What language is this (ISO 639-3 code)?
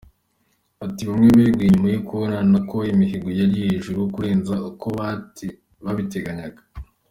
kin